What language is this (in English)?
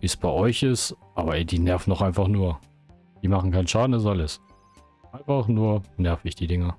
German